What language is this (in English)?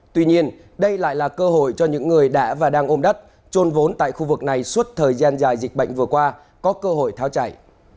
Vietnamese